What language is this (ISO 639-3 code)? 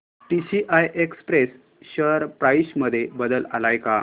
mar